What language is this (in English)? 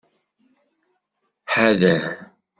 Kabyle